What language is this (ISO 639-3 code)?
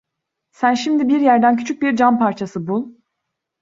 tur